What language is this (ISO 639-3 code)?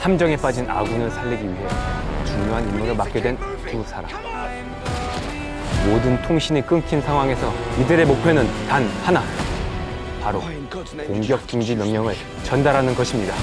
kor